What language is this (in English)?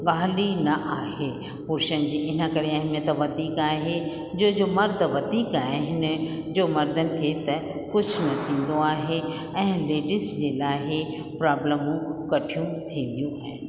Sindhi